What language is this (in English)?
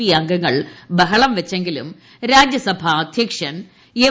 Malayalam